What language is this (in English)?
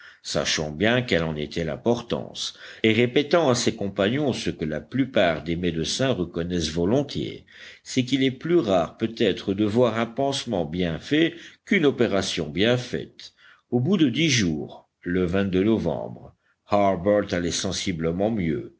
French